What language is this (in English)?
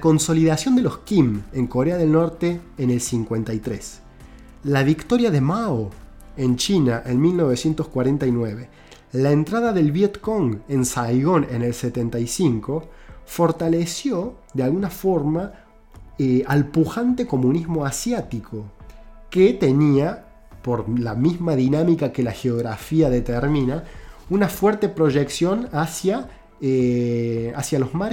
Spanish